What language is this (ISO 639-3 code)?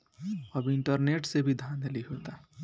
bho